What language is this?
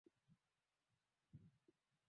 Swahili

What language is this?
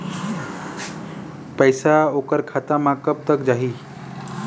Chhattisgarhi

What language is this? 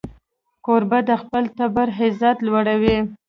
Pashto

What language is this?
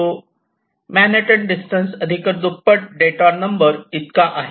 Marathi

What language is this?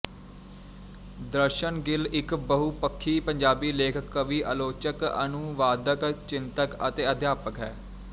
Punjabi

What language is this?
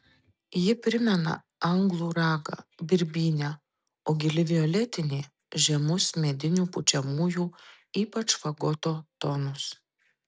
Lithuanian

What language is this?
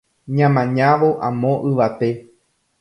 Guarani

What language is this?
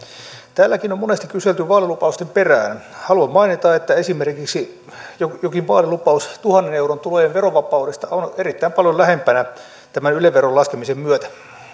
Finnish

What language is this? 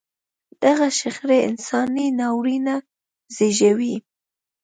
Pashto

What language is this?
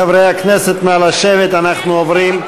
Hebrew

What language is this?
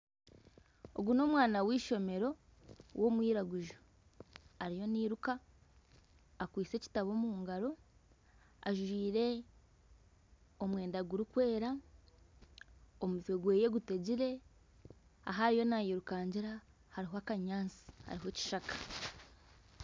Nyankole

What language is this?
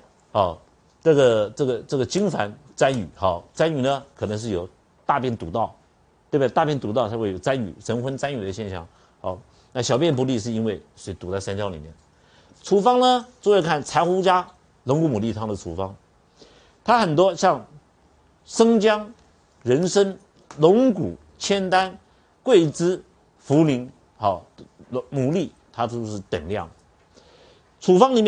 Chinese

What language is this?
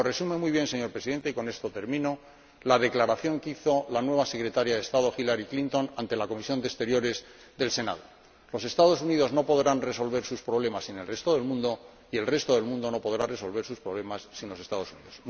Spanish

